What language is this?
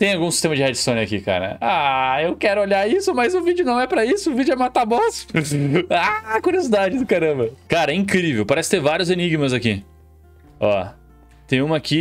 Portuguese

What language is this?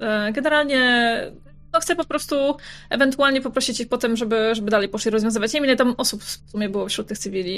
Polish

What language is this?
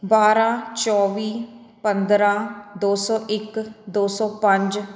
Punjabi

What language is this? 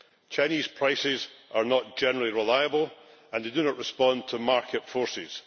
English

